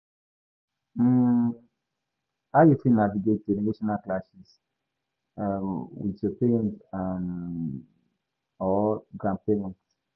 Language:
Nigerian Pidgin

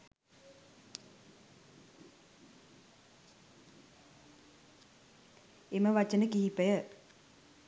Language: Sinhala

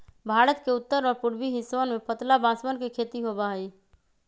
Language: Magahi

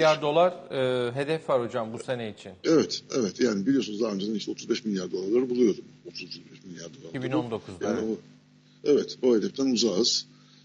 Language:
Turkish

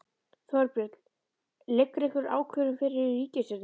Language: Icelandic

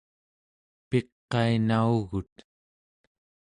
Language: Central Yupik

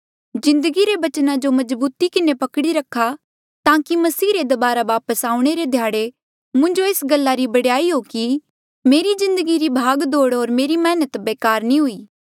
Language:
Mandeali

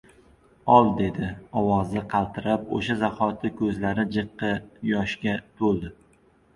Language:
Uzbek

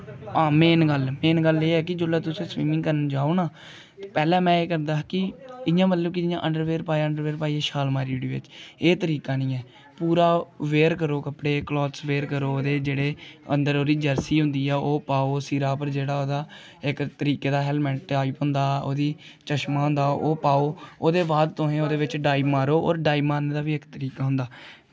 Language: Dogri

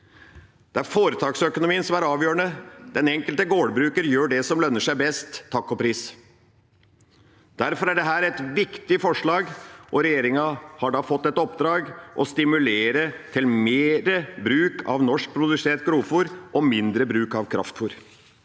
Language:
Norwegian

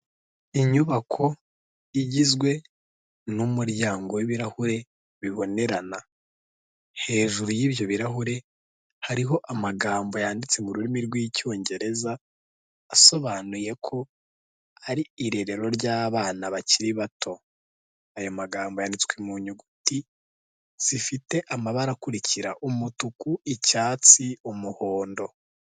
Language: Kinyarwanda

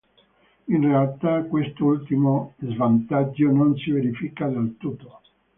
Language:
Italian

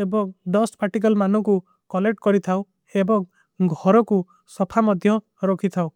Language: Kui (India)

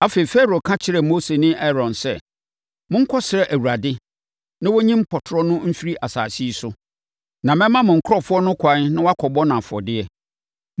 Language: Akan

